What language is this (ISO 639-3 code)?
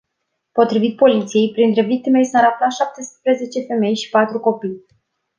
ron